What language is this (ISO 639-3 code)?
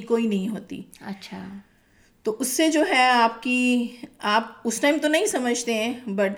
urd